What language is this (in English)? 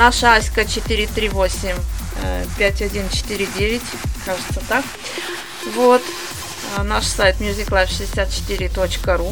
Russian